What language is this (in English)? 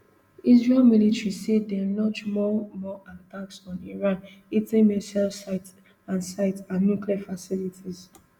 Nigerian Pidgin